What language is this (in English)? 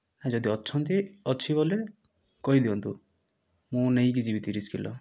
Odia